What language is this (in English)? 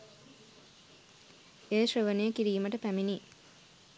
Sinhala